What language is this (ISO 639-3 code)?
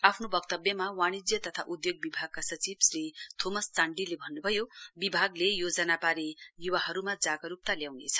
nep